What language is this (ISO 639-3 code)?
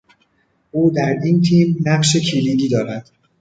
fas